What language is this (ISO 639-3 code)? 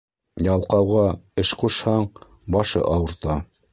bak